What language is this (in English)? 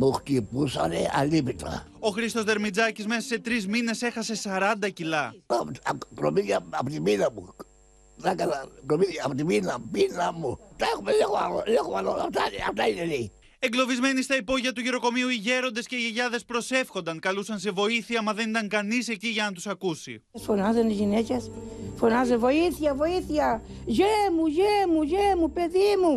Greek